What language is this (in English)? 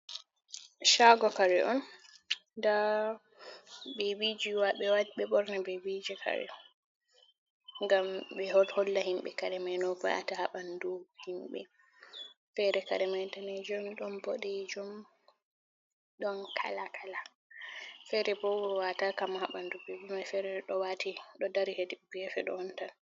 Fula